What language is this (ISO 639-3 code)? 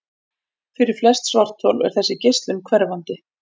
isl